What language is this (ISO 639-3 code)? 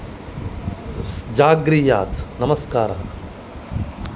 san